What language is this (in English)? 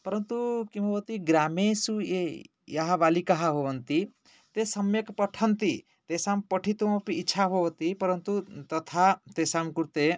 Sanskrit